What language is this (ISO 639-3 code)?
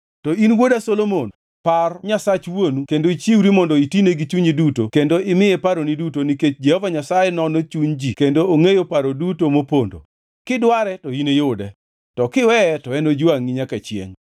luo